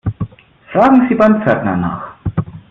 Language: German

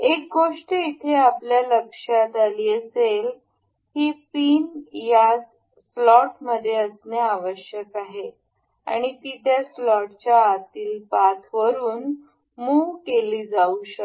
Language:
Marathi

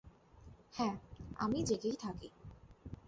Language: Bangla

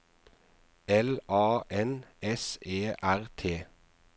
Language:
Norwegian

